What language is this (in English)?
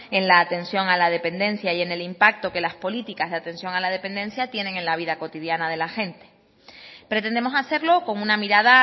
Spanish